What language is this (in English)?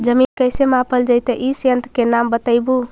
Magahi